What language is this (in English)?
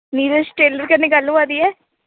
Dogri